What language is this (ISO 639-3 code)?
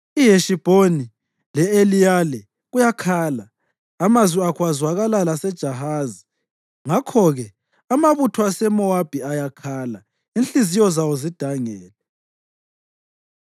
nde